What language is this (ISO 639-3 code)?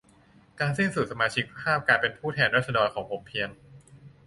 tha